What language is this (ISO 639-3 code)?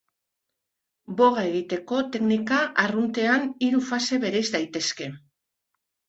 eus